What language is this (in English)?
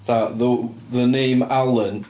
Welsh